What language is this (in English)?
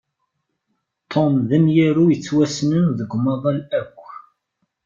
Kabyle